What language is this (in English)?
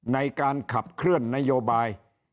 Thai